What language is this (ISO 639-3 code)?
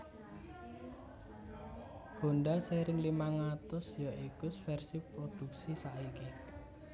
jav